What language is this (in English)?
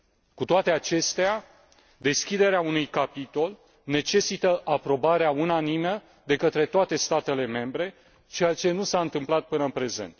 Romanian